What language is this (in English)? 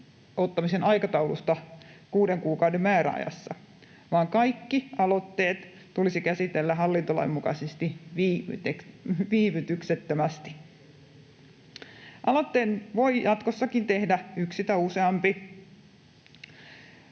Finnish